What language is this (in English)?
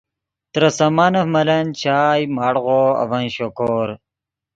Yidgha